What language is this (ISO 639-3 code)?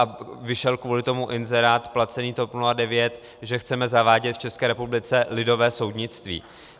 ces